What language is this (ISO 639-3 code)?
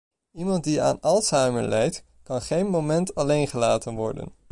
nld